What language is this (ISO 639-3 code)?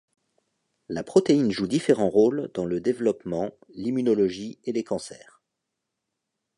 fra